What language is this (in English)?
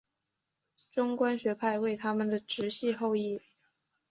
Chinese